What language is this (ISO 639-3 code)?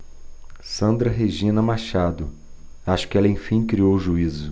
por